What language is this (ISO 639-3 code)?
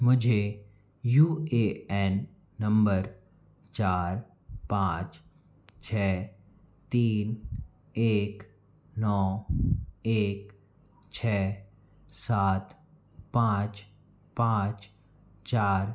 hin